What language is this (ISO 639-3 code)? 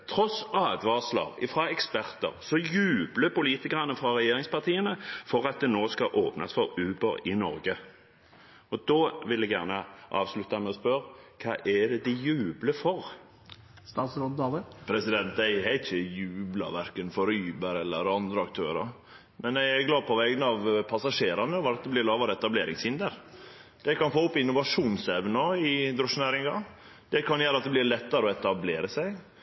nor